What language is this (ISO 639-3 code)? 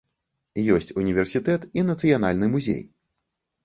bel